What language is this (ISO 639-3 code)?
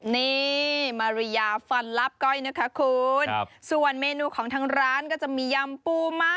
tha